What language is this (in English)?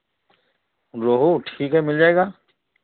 Hindi